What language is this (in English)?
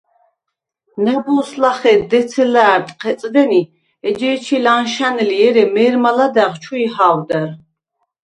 Svan